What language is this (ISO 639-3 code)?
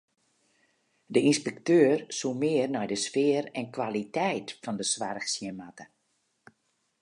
fry